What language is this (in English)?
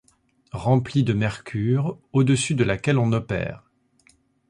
French